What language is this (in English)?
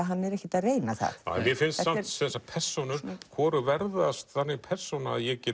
Icelandic